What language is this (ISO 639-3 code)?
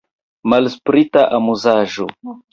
epo